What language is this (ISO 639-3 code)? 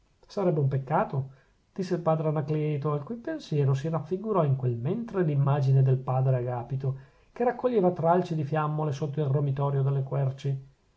ita